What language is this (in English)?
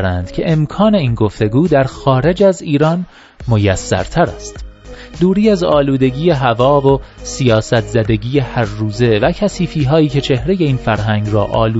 Persian